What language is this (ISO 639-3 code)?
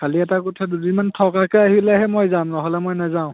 asm